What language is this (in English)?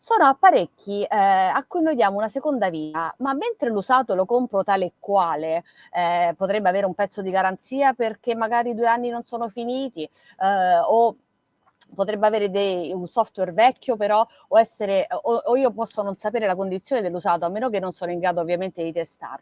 Italian